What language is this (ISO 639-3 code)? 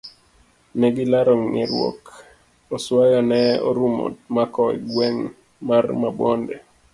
luo